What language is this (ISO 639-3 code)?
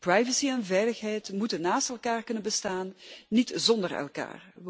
nld